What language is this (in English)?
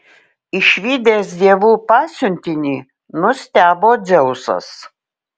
Lithuanian